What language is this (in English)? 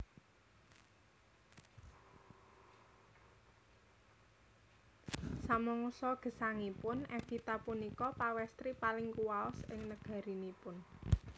Javanese